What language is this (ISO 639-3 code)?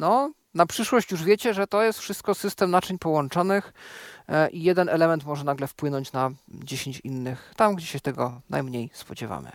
pol